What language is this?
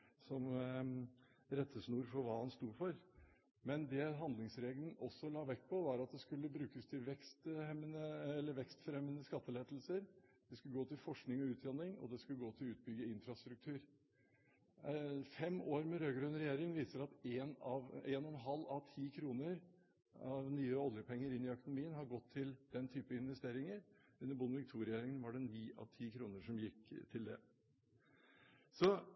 Norwegian Bokmål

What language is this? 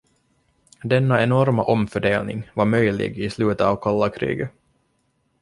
Swedish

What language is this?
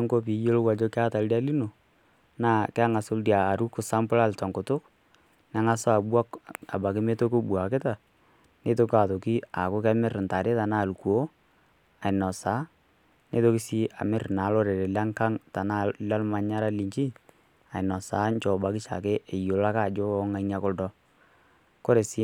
Masai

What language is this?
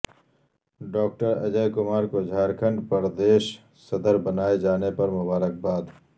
Urdu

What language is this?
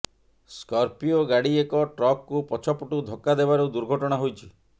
Odia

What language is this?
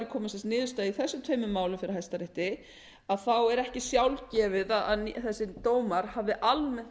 Icelandic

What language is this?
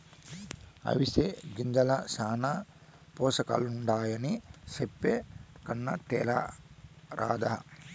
Telugu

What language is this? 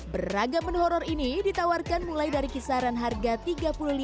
Indonesian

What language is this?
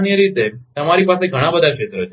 Gujarati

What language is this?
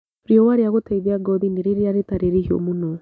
Kikuyu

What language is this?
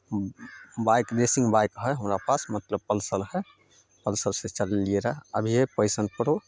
Maithili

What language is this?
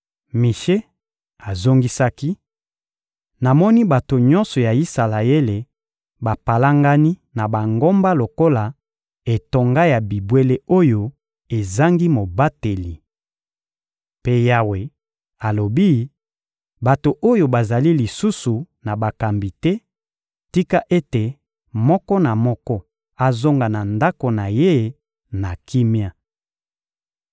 Lingala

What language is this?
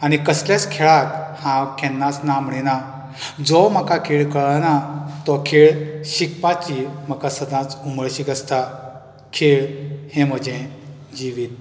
Konkani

